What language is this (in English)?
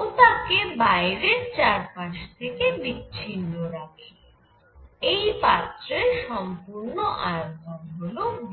Bangla